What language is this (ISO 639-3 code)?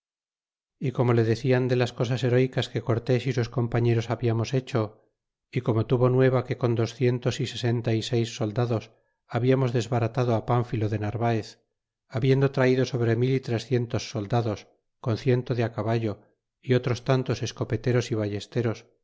spa